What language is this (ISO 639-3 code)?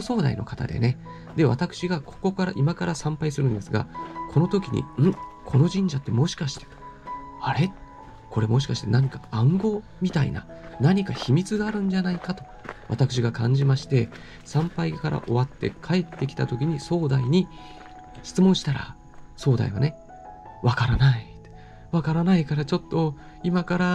jpn